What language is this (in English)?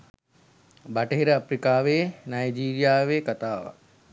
Sinhala